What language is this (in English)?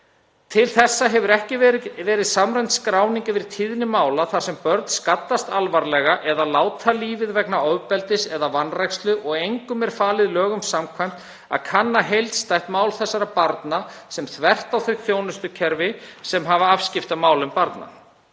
Icelandic